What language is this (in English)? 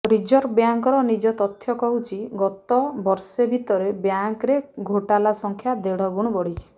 Odia